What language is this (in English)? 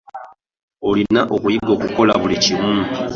Ganda